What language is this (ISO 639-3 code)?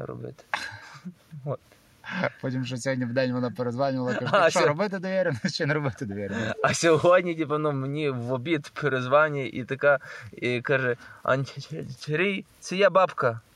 ukr